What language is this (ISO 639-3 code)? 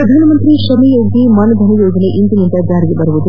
kan